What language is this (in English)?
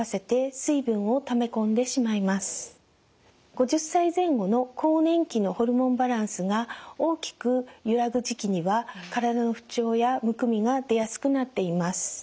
Japanese